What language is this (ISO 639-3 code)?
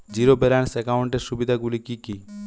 ben